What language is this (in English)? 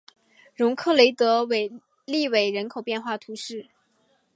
Chinese